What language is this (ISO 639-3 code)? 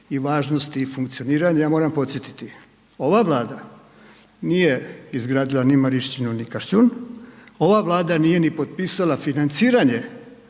hrv